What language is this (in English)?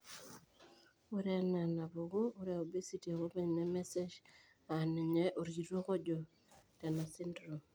Masai